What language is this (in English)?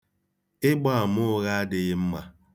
Igbo